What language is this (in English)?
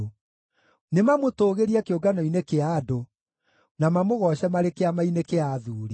Kikuyu